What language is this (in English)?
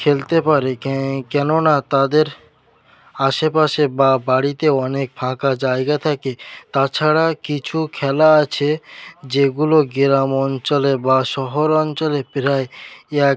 Bangla